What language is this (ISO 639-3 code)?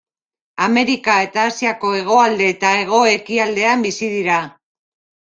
eus